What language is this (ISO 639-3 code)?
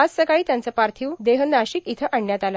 mar